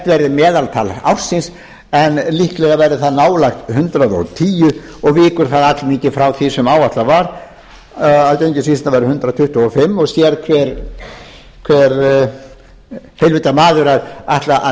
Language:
Icelandic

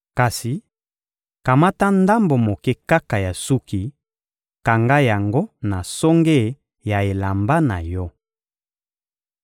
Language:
Lingala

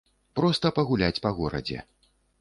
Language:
Belarusian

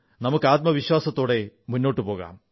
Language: Malayalam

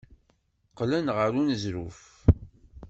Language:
Kabyle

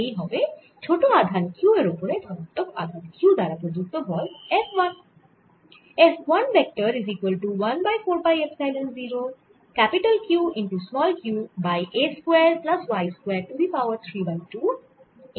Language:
Bangla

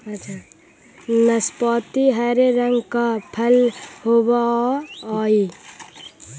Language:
Magahi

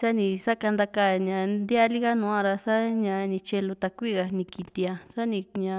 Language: Juxtlahuaca Mixtec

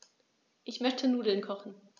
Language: German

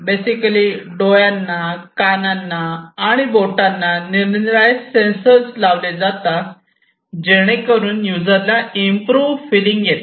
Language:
Marathi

